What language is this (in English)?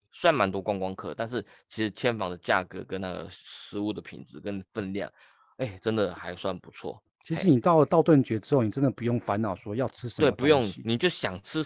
Chinese